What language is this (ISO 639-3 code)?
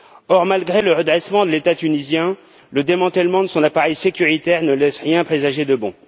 fra